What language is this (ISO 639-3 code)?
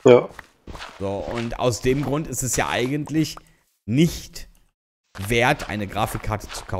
deu